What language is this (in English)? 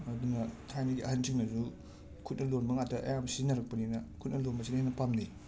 Manipuri